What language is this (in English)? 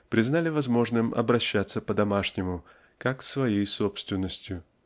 Russian